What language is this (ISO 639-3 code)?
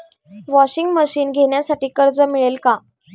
mar